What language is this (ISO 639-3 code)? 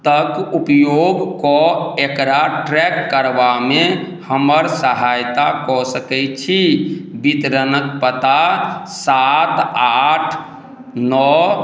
mai